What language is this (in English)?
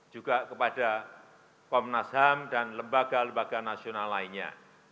Indonesian